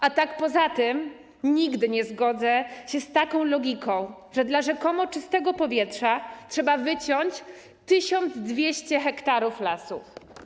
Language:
Polish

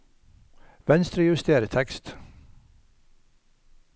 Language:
Norwegian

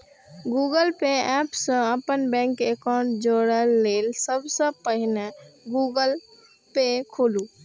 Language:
Maithili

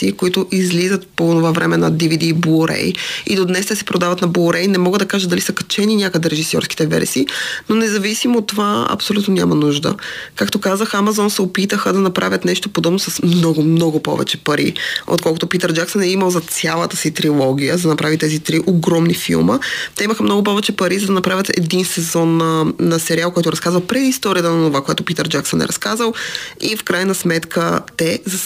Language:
Bulgarian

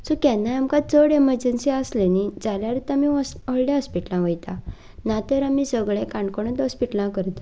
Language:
Konkani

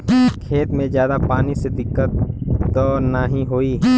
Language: Bhojpuri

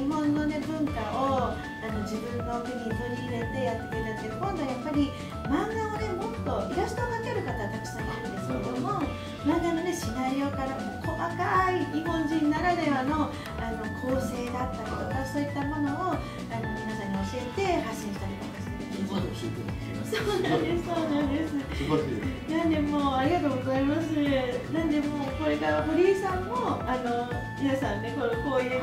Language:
Japanese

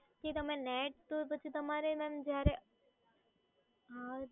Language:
Gujarati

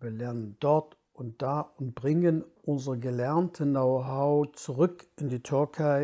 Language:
German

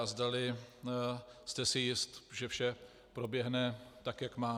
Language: Czech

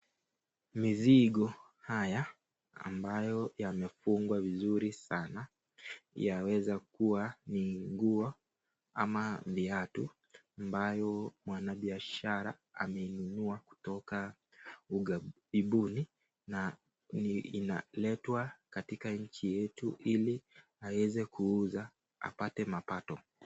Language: Swahili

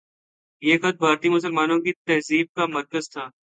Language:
Urdu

